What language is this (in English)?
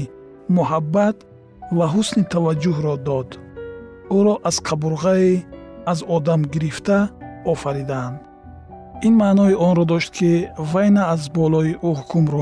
Persian